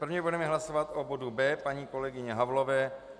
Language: Czech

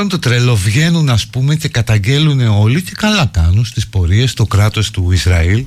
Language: Greek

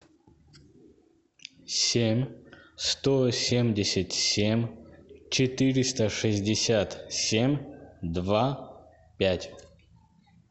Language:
Russian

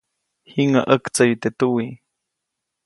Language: Copainalá Zoque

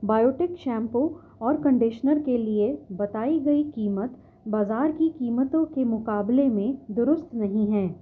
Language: Urdu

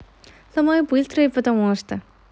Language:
Russian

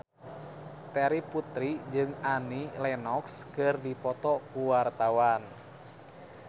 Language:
Sundanese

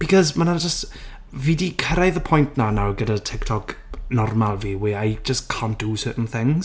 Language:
Welsh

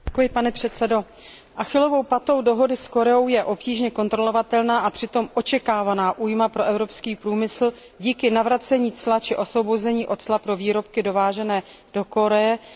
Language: Czech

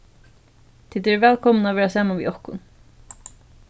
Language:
Faroese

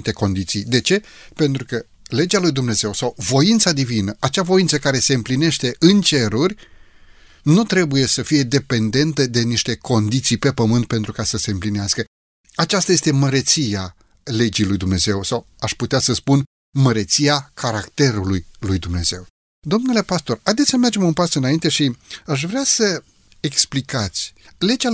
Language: Romanian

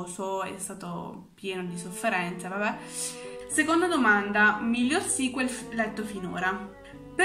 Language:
Italian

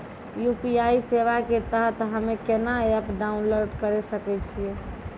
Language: Maithili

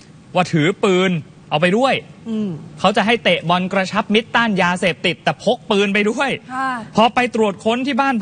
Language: Thai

